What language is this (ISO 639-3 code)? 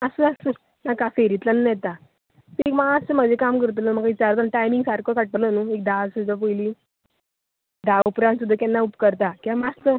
kok